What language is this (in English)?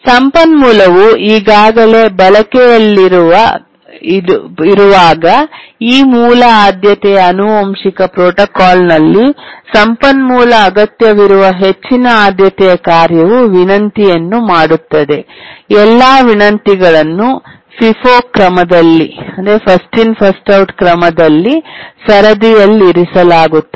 Kannada